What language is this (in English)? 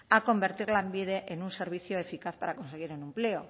Spanish